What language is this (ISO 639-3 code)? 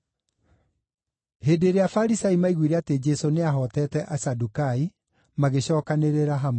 kik